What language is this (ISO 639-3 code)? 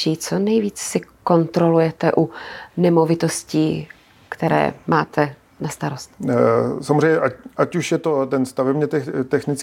ces